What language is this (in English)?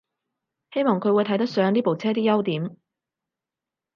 Cantonese